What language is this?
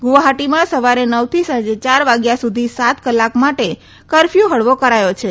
Gujarati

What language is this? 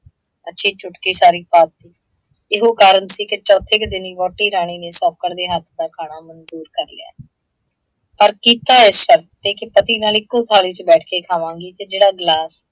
Punjabi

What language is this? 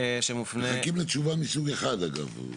Hebrew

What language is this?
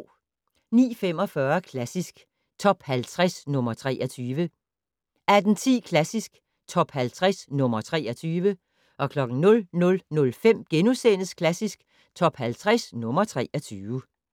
Danish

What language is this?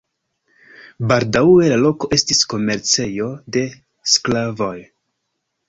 Esperanto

